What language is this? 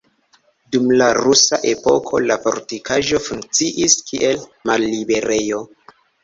Esperanto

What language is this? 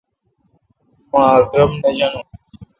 Kalkoti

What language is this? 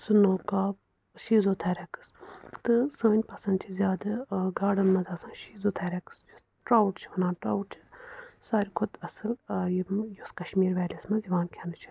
Kashmiri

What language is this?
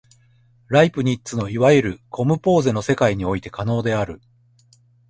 Japanese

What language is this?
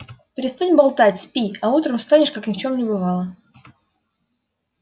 Russian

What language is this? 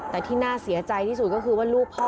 Thai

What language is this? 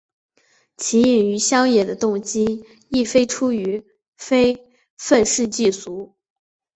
Chinese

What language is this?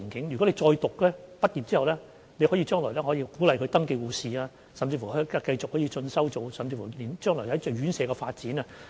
Cantonese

